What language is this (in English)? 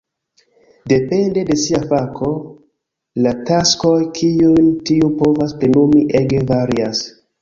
Esperanto